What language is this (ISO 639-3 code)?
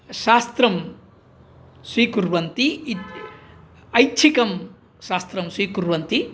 san